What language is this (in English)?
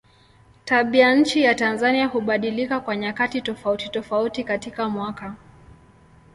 Swahili